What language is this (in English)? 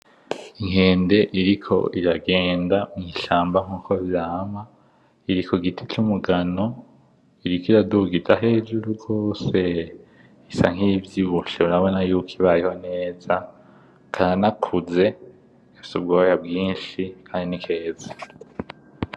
Rundi